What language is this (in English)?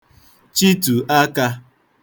Igbo